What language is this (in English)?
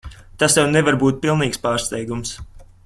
Latvian